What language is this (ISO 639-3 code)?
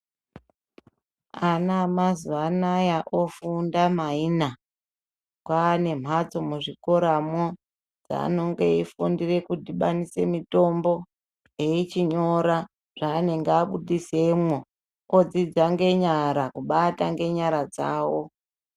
ndc